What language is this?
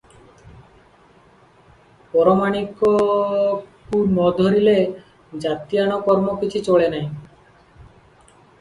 Odia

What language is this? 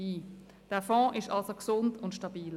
Swiss German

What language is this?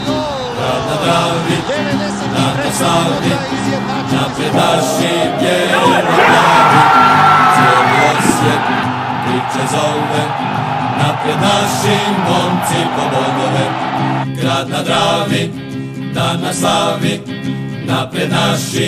Croatian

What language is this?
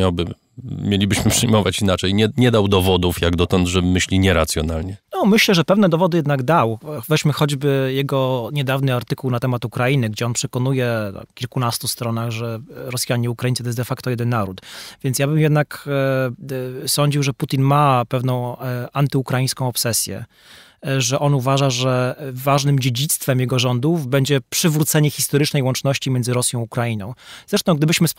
Polish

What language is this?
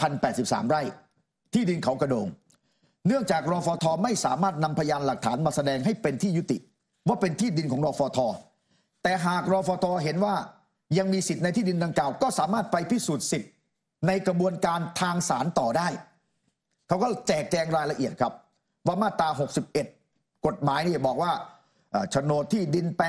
Thai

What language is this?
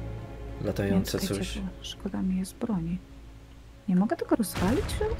Polish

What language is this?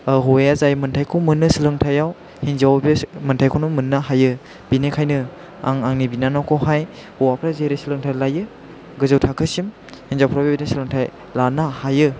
Bodo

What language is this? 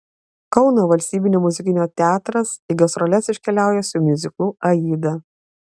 Lithuanian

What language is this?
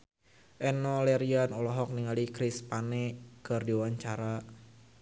Sundanese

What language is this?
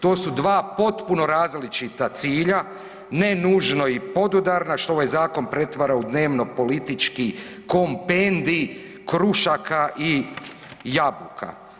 Croatian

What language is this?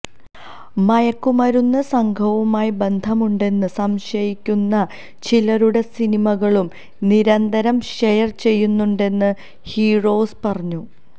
Malayalam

